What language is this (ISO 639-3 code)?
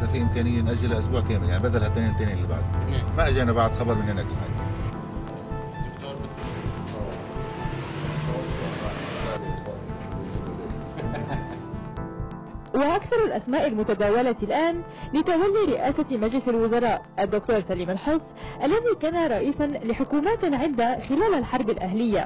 ara